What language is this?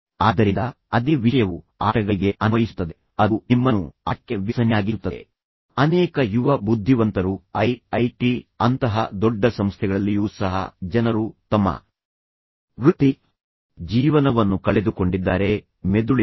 Kannada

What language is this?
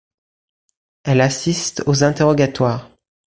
French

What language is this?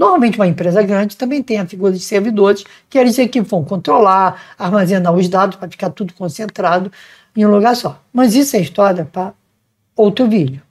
Portuguese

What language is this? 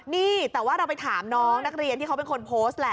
Thai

